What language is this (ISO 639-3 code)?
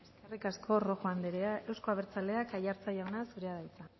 eus